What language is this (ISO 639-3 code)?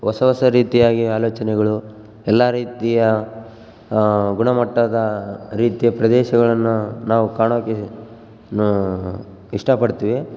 kan